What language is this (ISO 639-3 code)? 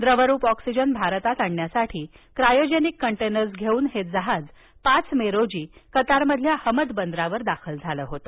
mar